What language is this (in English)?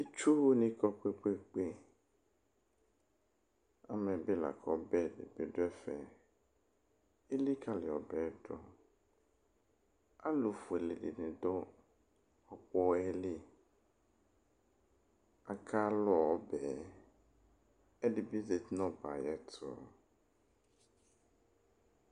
Ikposo